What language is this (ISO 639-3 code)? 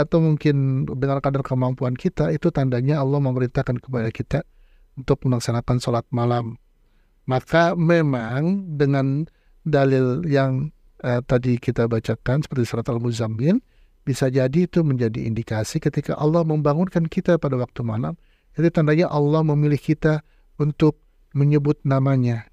ind